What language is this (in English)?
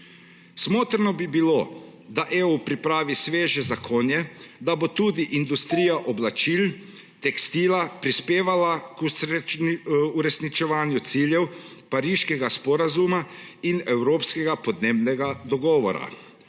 Slovenian